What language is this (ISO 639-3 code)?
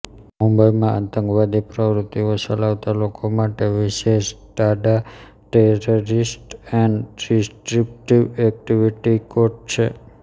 guj